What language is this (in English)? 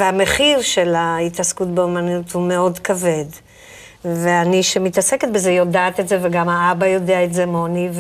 Hebrew